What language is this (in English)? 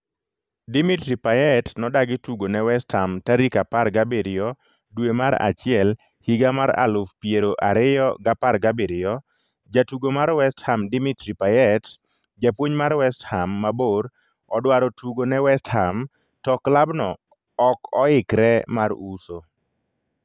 Luo (Kenya and Tanzania)